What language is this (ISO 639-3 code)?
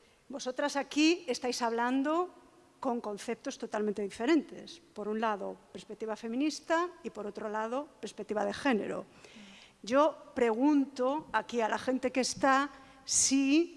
spa